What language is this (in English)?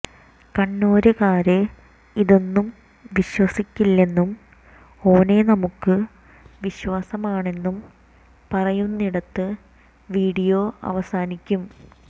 Malayalam